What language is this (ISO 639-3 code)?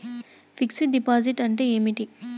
tel